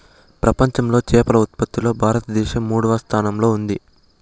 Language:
Telugu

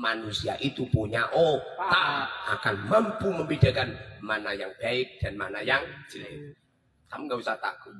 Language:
Indonesian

